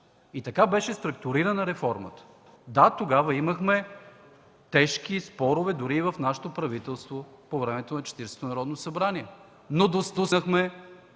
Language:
Bulgarian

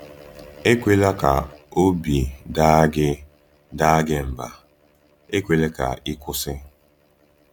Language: Igbo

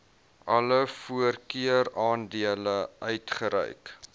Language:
Afrikaans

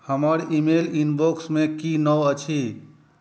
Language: Maithili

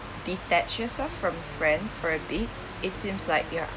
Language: English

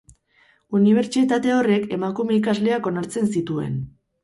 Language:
Basque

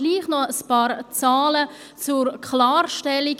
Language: Swiss German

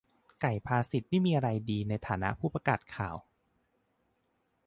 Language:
Thai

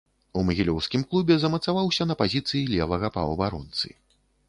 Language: Belarusian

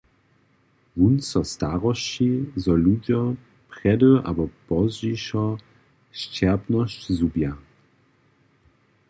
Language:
Upper Sorbian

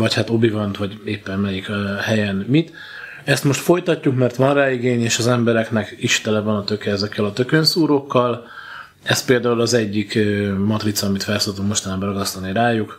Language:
Hungarian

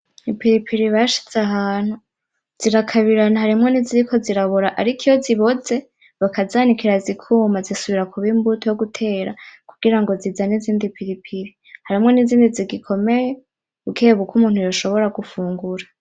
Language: Rundi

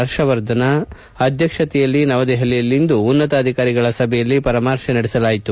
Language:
Kannada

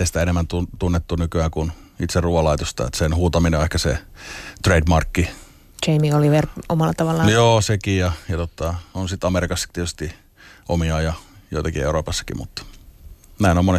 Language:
Finnish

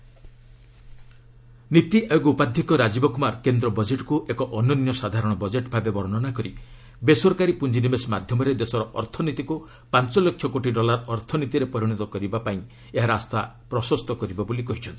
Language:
Odia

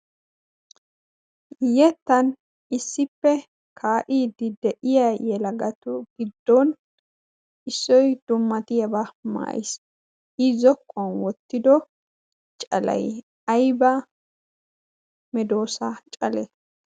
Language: Wolaytta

